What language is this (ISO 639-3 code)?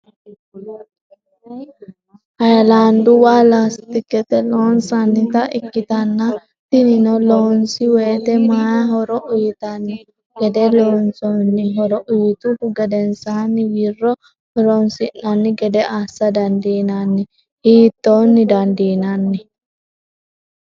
sid